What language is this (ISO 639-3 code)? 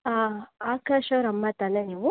kan